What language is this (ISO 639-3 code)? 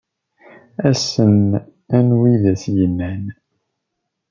kab